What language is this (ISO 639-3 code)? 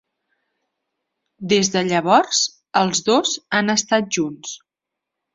cat